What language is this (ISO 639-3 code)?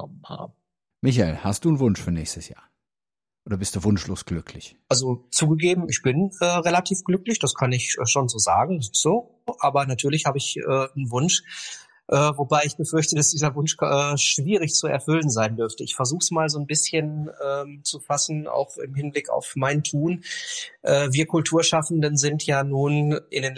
deu